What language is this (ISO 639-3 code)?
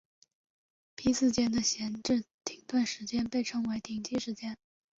zho